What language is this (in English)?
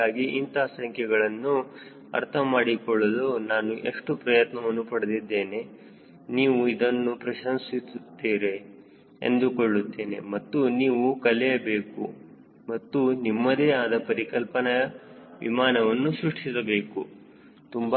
Kannada